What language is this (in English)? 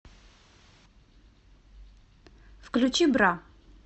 Russian